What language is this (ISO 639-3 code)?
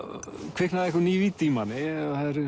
isl